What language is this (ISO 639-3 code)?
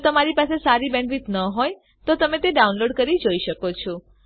guj